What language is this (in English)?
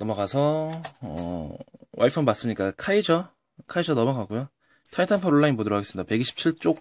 Korean